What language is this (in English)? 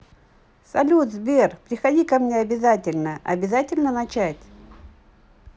Russian